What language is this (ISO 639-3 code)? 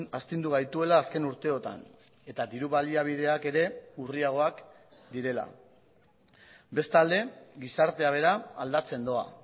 eus